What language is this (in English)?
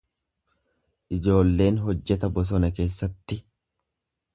Oromo